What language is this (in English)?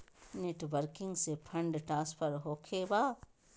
Magahi